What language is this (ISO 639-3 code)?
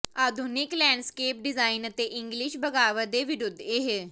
pan